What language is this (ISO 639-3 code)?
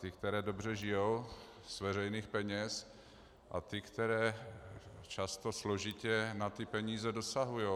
ces